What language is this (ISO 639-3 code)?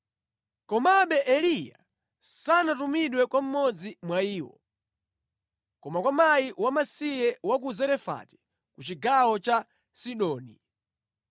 nya